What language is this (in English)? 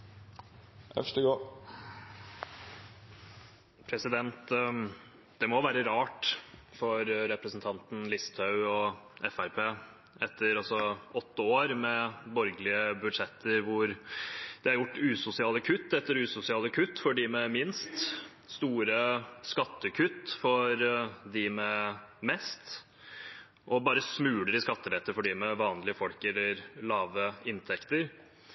Norwegian